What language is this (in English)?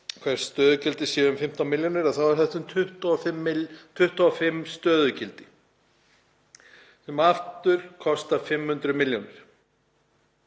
Icelandic